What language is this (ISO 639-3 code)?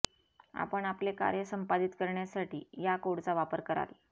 mar